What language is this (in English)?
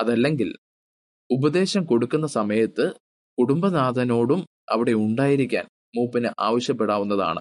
Malayalam